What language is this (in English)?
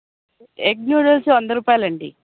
Telugu